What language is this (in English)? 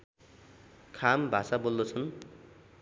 Nepali